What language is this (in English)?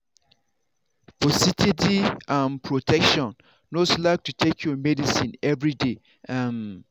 Nigerian Pidgin